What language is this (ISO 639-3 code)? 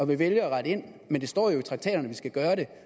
dan